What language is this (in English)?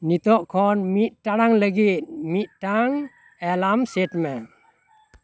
Santali